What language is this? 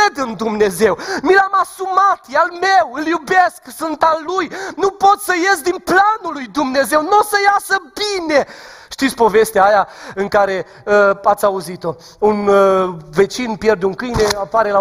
Romanian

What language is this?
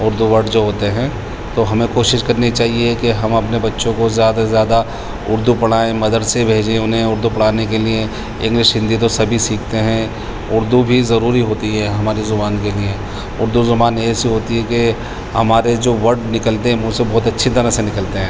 Urdu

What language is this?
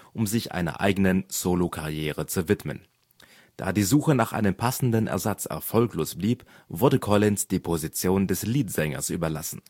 German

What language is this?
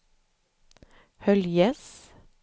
Swedish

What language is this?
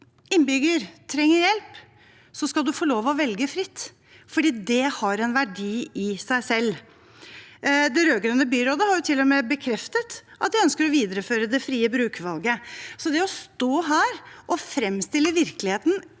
Norwegian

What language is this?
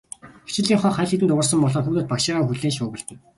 Mongolian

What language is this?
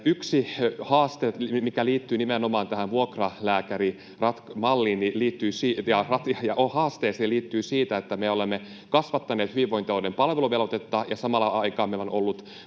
Finnish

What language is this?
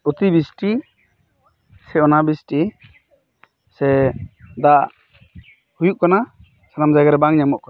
Santali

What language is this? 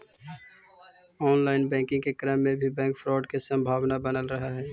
Magahi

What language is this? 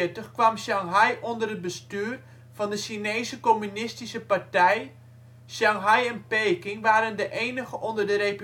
Dutch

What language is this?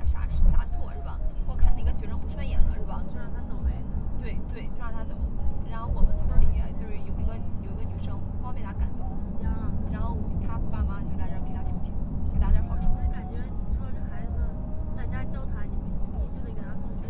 Chinese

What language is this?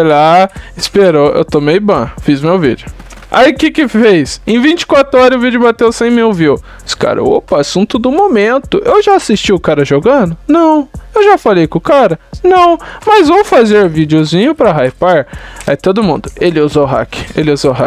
Portuguese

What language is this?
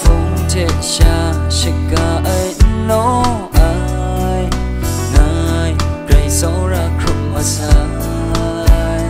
Thai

